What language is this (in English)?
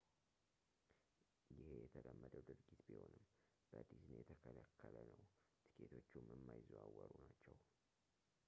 Amharic